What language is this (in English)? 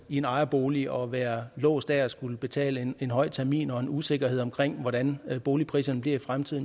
Danish